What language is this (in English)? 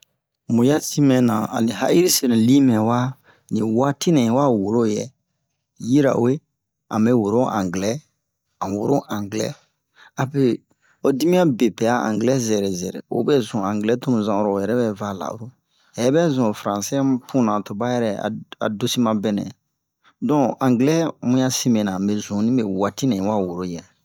Bomu